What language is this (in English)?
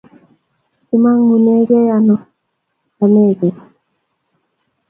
Kalenjin